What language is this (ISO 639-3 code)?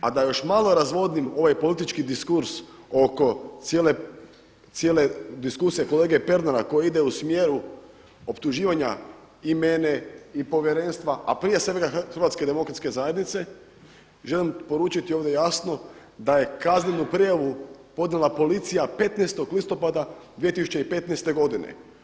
hrv